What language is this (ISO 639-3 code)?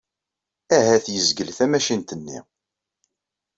kab